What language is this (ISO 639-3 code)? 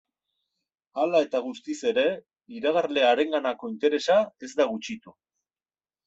eus